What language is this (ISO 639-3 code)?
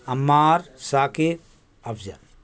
urd